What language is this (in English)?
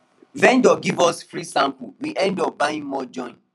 Nigerian Pidgin